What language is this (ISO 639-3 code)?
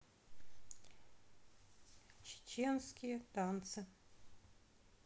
rus